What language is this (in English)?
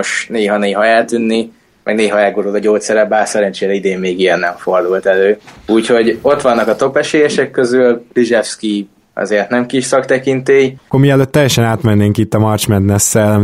Hungarian